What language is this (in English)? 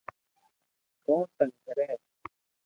Loarki